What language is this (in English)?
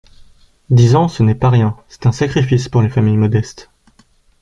French